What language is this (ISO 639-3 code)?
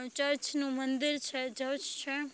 guj